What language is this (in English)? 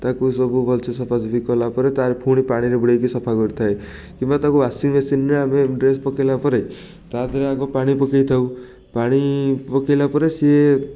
Odia